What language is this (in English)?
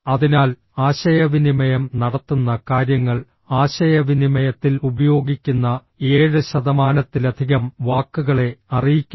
Malayalam